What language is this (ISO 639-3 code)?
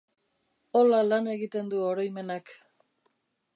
eus